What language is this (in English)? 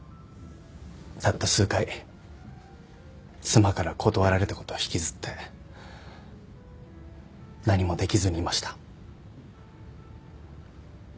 Japanese